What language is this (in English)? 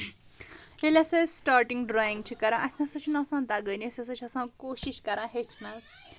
Kashmiri